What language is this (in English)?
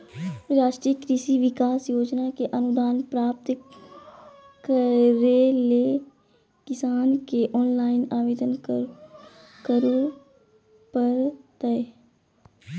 Magahi